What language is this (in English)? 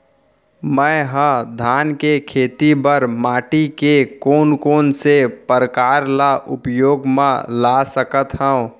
Chhattisgarhi